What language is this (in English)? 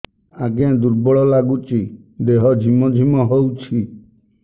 Odia